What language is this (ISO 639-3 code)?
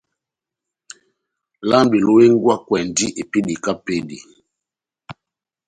bnm